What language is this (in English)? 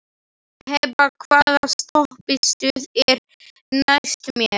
Icelandic